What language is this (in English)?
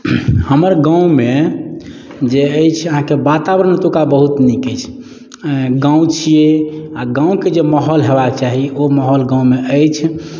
Maithili